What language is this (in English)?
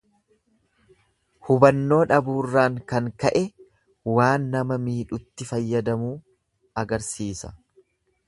Oromo